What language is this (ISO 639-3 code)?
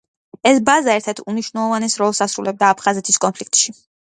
kat